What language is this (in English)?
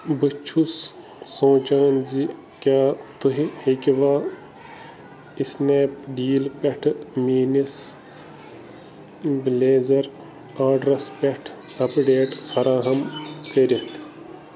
Kashmiri